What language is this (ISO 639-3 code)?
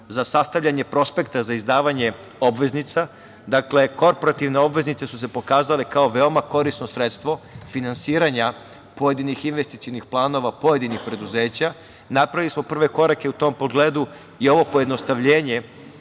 srp